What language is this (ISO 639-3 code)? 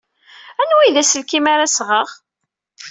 kab